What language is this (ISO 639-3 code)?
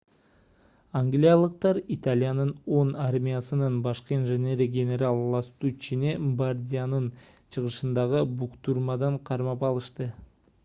kir